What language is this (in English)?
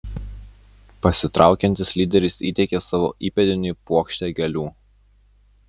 Lithuanian